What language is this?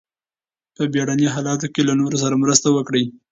Pashto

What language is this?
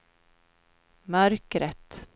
Swedish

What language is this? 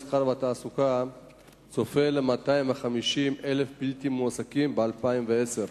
Hebrew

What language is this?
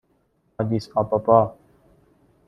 Persian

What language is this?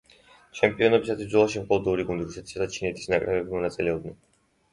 Georgian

